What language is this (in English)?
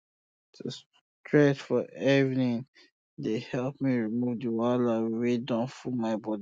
Nigerian Pidgin